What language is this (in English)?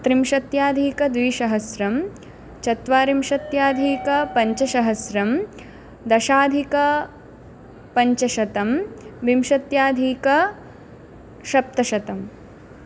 Sanskrit